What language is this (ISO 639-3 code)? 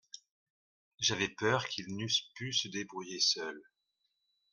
fra